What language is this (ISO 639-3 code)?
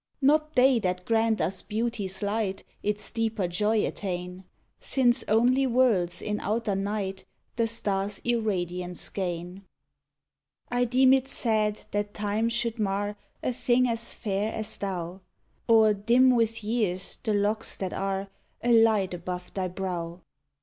eng